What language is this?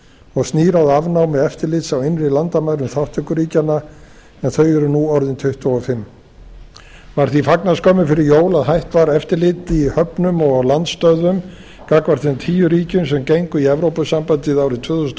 Icelandic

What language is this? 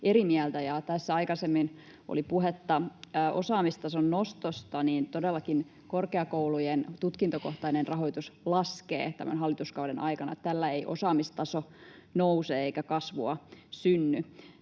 Finnish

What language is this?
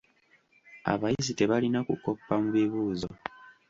Ganda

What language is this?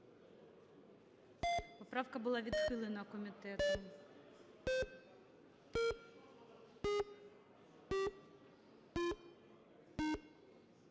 Ukrainian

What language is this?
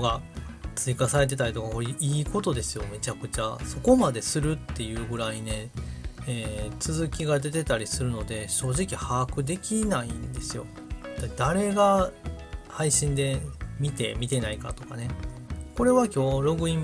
Japanese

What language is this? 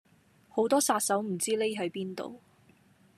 Cantonese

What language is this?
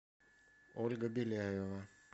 Russian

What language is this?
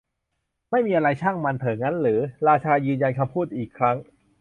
Thai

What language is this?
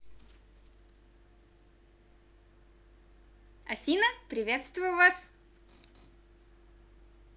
Russian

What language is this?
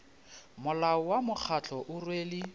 Northern Sotho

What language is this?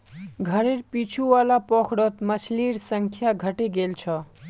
Magahi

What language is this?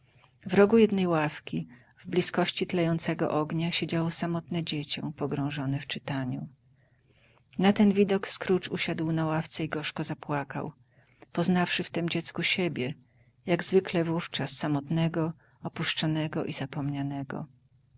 Polish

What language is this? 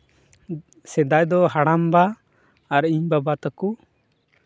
Santali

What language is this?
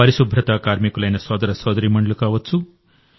Telugu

